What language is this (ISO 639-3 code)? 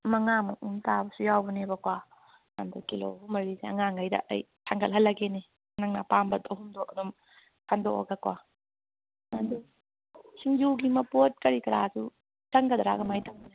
mni